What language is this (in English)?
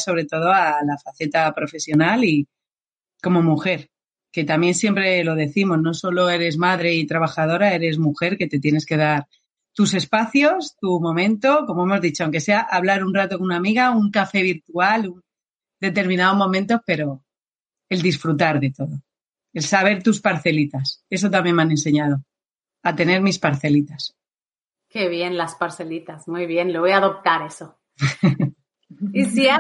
Spanish